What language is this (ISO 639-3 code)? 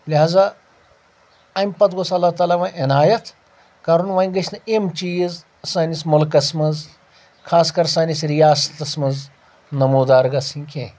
kas